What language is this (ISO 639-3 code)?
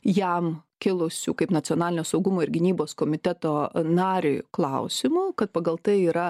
lit